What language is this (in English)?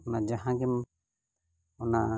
Santali